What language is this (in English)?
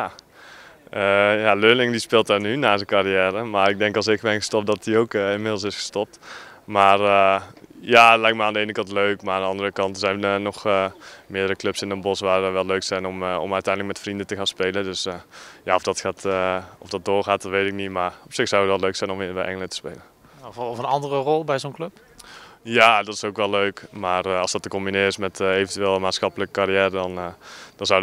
Dutch